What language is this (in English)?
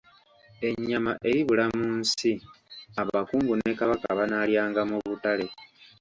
Ganda